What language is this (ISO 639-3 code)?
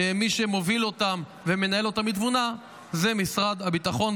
heb